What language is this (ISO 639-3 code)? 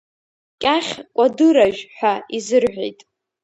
abk